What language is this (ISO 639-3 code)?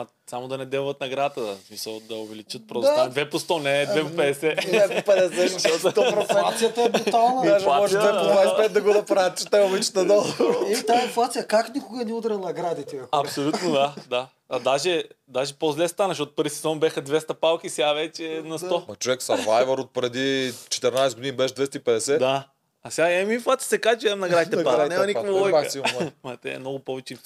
bul